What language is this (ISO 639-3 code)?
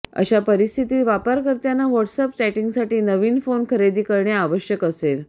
mar